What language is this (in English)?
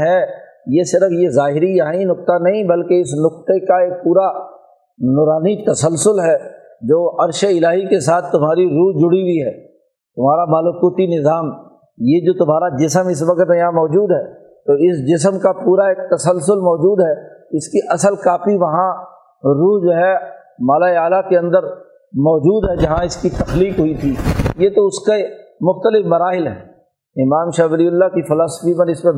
Urdu